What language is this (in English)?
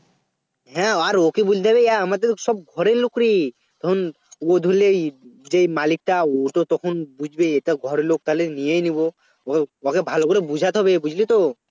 Bangla